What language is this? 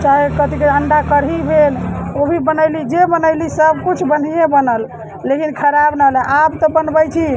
Maithili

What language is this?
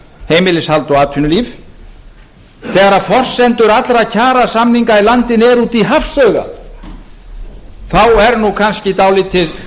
Icelandic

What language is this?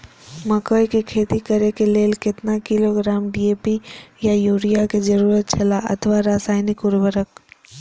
Maithili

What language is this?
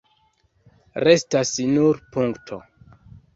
Esperanto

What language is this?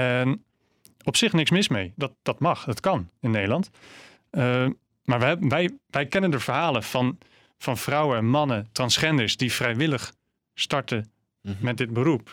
Dutch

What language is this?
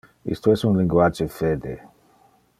Interlingua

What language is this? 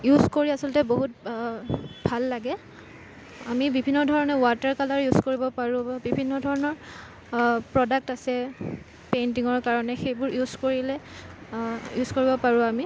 Assamese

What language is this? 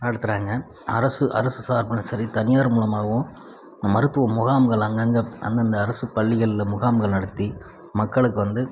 Tamil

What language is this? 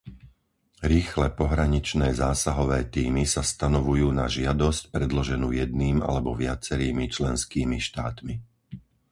Slovak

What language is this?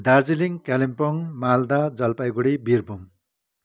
Nepali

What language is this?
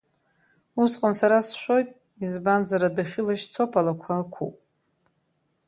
Abkhazian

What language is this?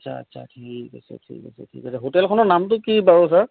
Assamese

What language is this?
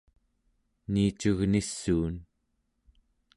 Central Yupik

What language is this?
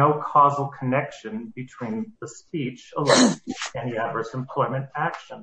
English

